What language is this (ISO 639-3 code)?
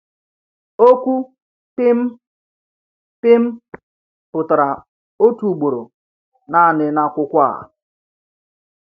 ibo